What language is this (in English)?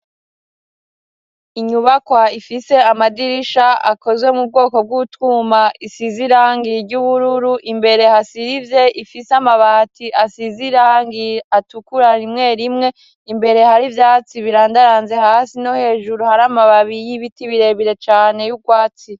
Rundi